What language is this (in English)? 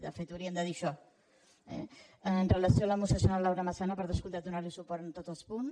Catalan